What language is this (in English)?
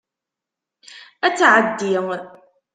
Kabyle